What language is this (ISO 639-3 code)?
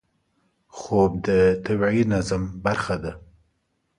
pus